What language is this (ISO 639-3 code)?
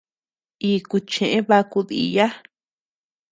cux